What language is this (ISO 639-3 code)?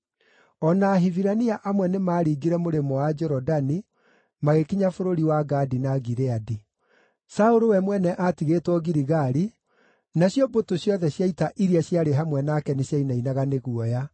kik